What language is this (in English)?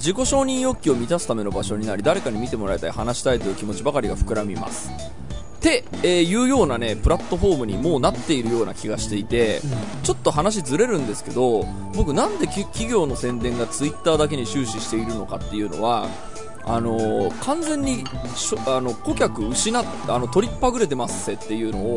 Japanese